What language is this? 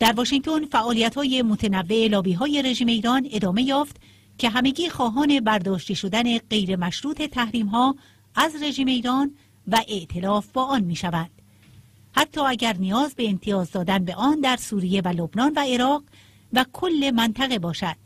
Persian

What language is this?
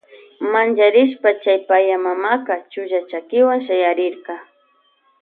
Loja Highland Quichua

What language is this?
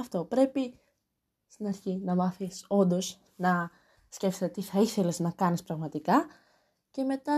Greek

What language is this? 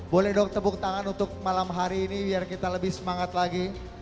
Indonesian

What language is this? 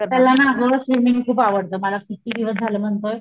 Marathi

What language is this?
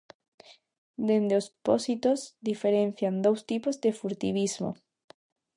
Galician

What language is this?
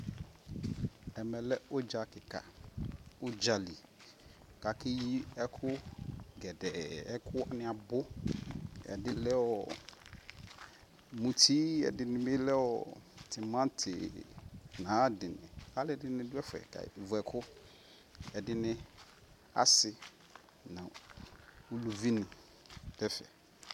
Ikposo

